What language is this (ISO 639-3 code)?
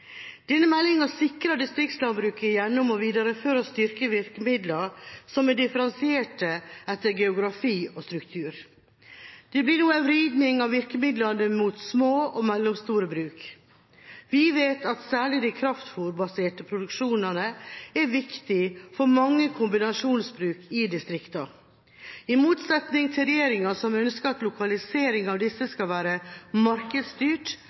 nob